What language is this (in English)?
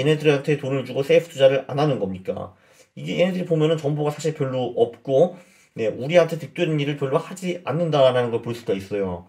Korean